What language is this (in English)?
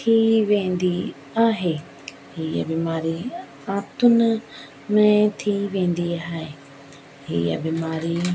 Sindhi